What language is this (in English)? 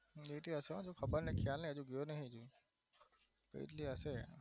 Gujarati